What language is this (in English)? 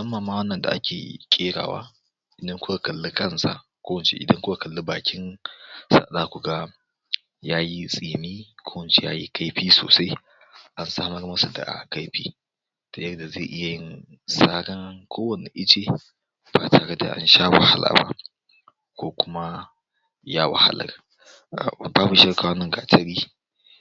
Hausa